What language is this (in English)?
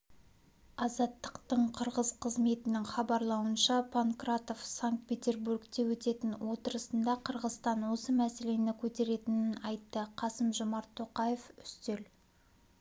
Kazakh